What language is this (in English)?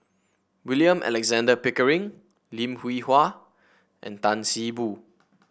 English